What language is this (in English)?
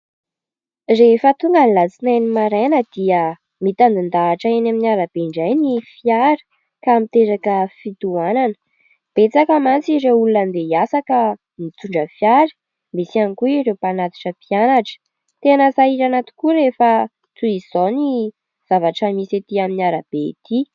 Malagasy